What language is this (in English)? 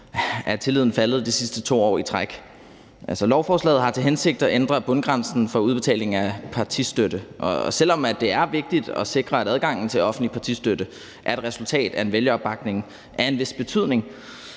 Danish